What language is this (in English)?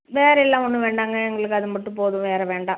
Tamil